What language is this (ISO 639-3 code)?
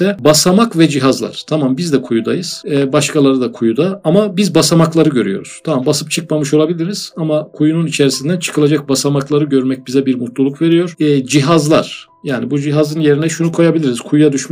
tur